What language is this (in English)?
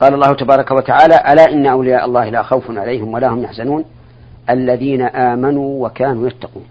Arabic